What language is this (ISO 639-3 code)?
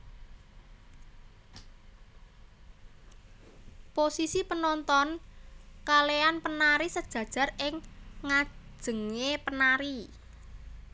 jav